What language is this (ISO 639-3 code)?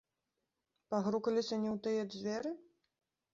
bel